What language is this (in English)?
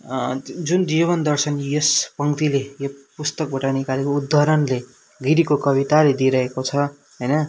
Nepali